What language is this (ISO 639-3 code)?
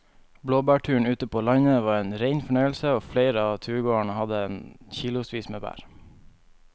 nor